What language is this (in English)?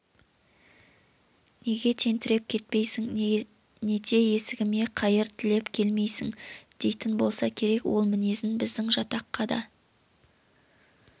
Kazakh